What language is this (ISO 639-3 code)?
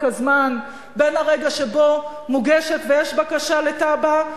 heb